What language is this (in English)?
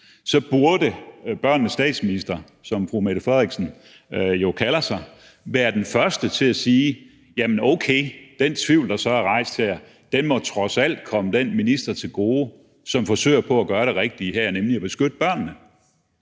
Danish